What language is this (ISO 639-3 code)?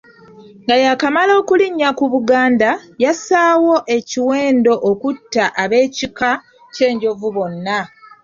lug